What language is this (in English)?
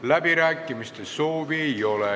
Estonian